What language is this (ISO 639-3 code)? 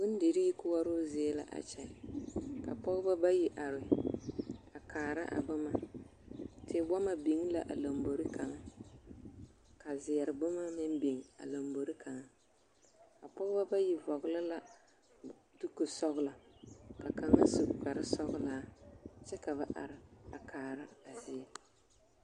dga